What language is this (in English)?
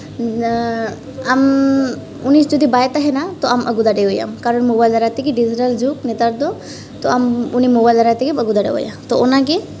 Santali